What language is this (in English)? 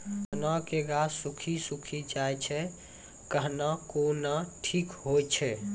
Maithili